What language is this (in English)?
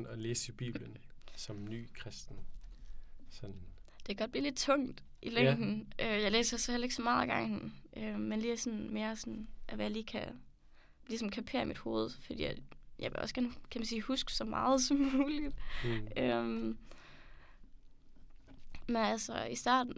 Danish